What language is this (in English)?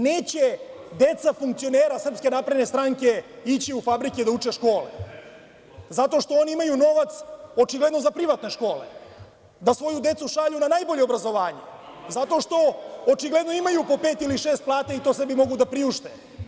Serbian